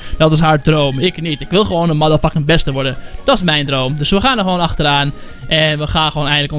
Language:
Dutch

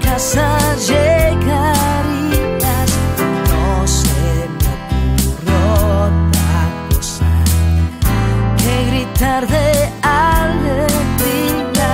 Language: Spanish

